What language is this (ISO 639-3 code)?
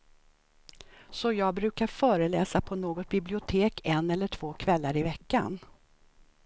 swe